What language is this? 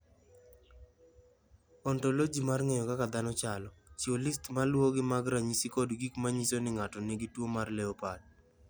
Luo (Kenya and Tanzania)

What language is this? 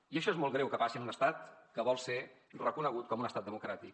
Catalan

